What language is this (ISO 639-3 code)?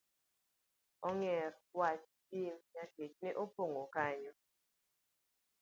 luo